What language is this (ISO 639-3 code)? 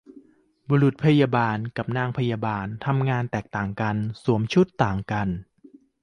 tha